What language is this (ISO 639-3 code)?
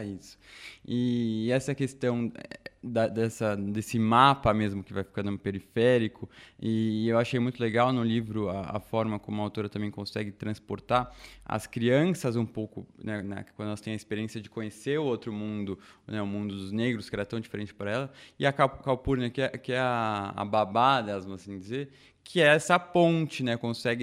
por